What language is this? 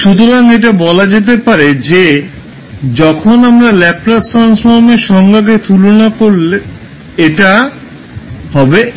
Bangla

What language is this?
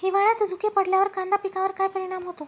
Marathi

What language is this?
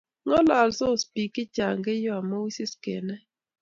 Kalenjin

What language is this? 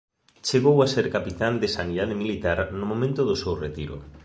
Galician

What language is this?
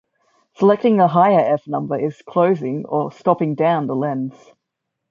English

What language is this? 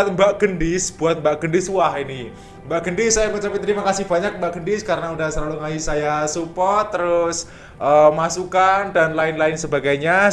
Indonesian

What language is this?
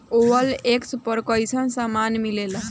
Bhojpuri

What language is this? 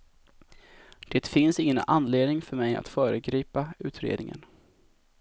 Swedish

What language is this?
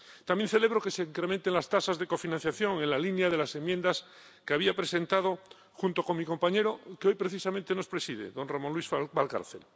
Spanish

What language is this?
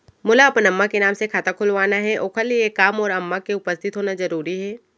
Chhattisgarhi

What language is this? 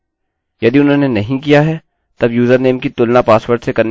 Hindi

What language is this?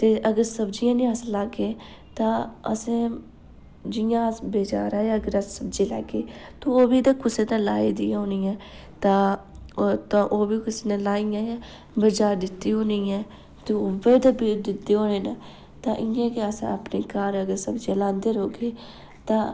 Dogri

